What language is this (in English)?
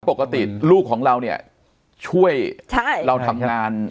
Thai